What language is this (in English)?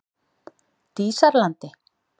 Icelandic